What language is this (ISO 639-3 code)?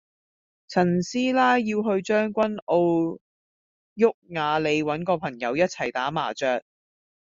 yue